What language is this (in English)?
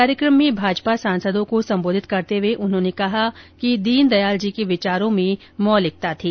Hindi